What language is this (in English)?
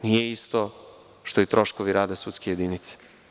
Serbian